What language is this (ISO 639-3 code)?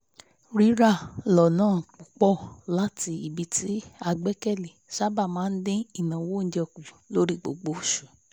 yor